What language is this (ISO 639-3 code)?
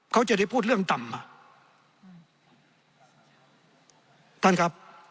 tha